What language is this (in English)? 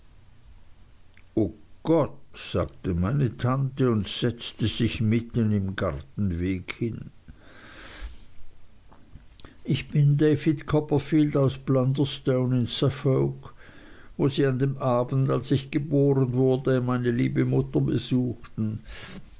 German